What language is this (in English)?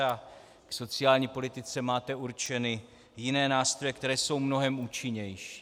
Czech